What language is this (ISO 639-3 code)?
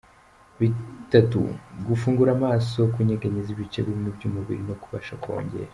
kin